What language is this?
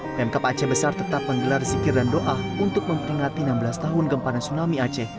Indonesian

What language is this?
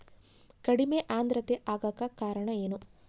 Kannada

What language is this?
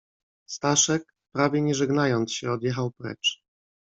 Polish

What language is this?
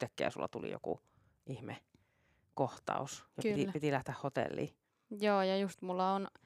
Finnish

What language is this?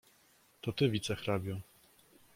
Polish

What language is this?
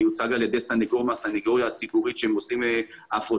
Hebrew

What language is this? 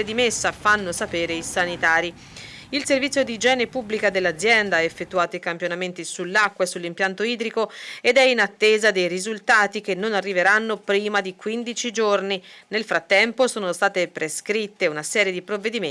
Italian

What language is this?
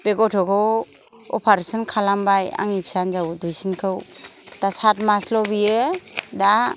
Bodo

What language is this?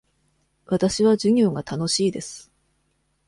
Japanese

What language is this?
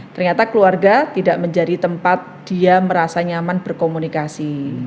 Indonesian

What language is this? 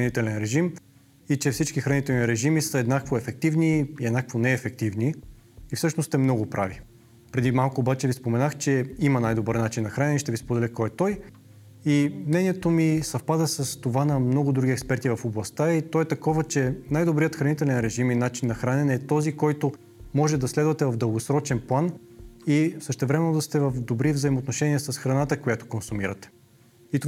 Bulgarian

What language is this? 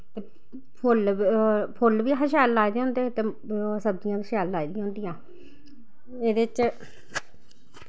Dogri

